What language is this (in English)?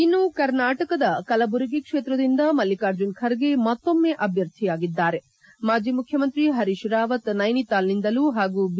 Kannada